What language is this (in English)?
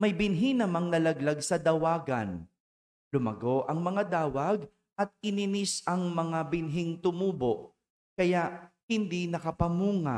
Filipino